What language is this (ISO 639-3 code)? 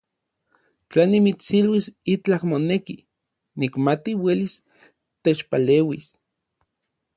nlv